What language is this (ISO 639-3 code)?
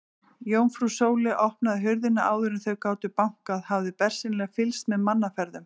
isl